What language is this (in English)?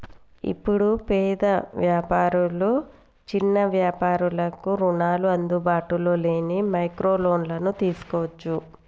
Telugu